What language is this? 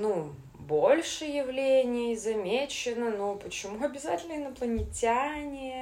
Russian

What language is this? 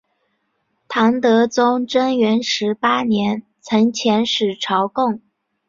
Chinese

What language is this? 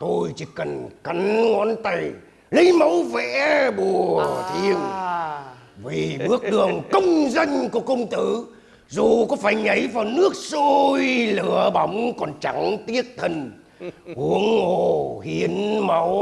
Vietnamese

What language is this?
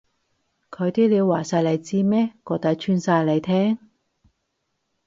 Cantonese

